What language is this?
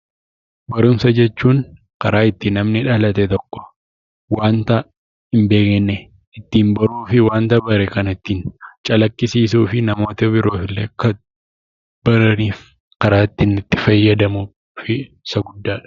Oromo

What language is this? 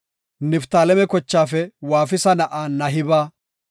Gofa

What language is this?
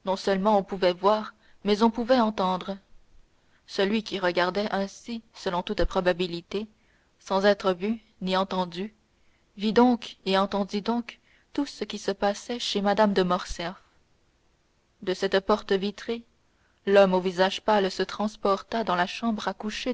French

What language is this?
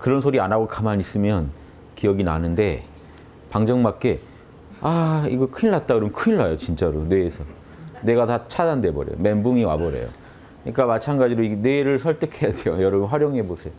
Korean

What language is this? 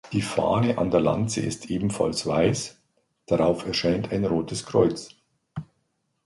German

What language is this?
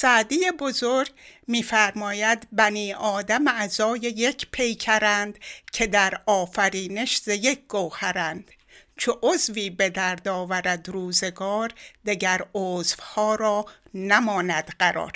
Persian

